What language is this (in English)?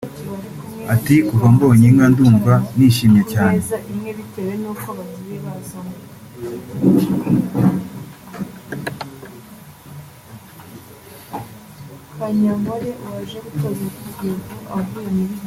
Kinyarwanda